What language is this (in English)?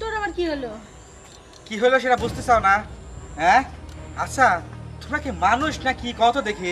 Hindi